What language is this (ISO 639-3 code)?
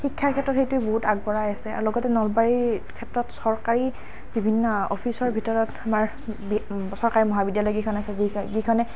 asm